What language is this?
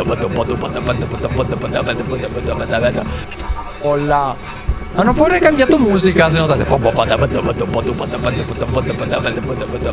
Italian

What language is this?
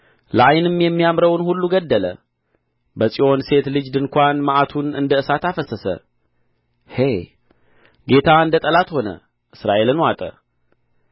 Amharic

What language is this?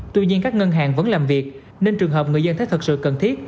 Vietnamese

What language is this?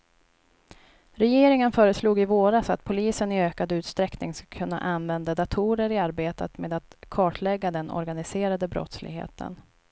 Swedish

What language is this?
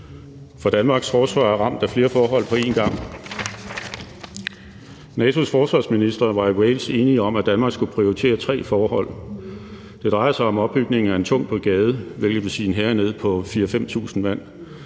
Danish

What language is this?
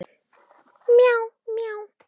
Icelandic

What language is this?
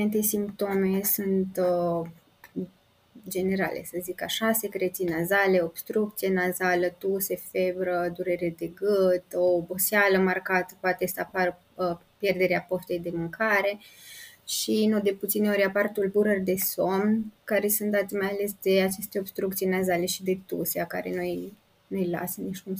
Romanian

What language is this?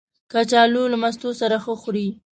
Pashto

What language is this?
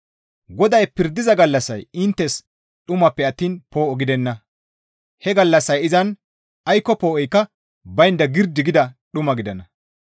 Gamo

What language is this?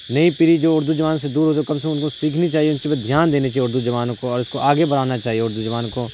Urdu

